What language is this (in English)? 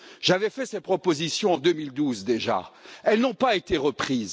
French